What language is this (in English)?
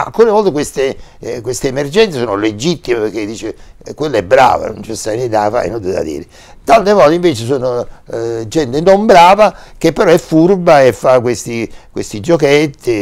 Italian